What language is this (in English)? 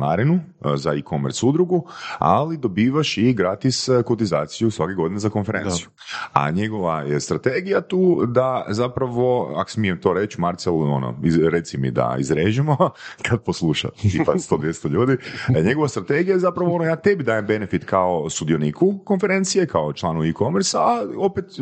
Croatian